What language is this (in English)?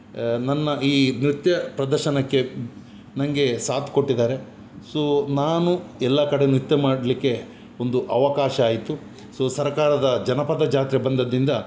Kannada